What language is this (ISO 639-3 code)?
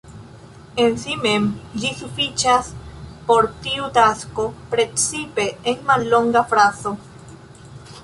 epo